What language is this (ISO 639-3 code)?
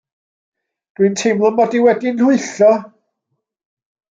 cym